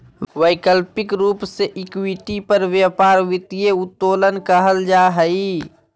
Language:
Magahi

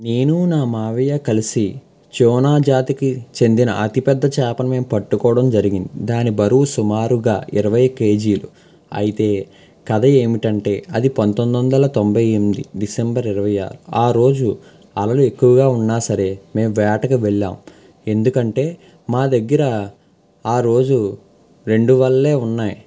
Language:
Telugu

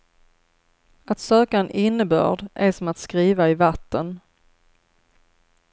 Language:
Swedish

